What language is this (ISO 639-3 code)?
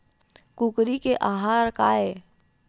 hne